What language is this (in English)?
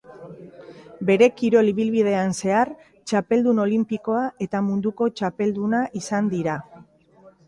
Basque